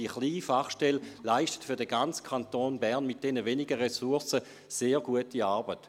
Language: Swiss German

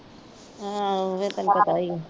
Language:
Punjabi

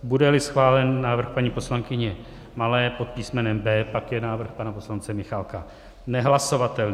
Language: Czech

